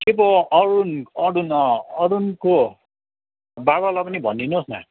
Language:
Nepali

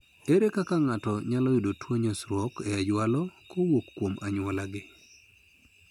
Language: Luo (Kenya and Tanzania)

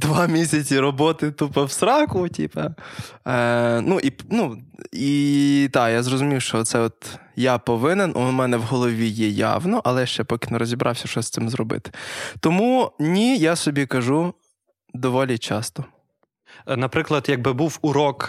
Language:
Ukrainian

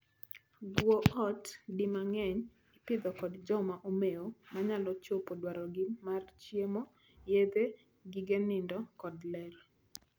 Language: Luo (Kenya and Tanzania)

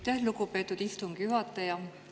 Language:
Estonian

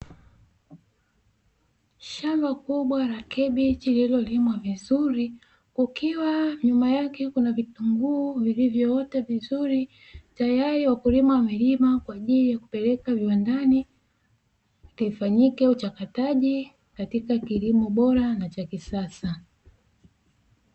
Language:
Swahili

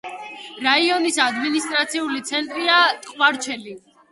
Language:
Georgian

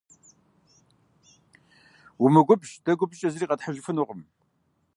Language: Kabardian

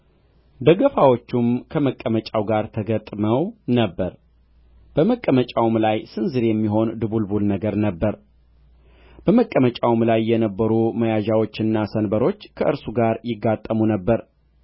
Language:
Amharic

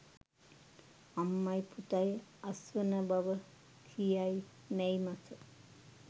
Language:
Sinhala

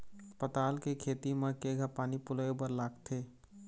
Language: Chhattisgarhi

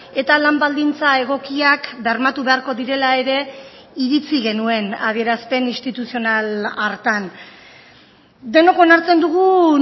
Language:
Basque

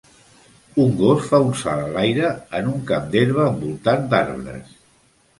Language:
Catalan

